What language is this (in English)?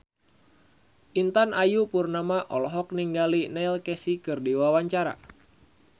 Sundanese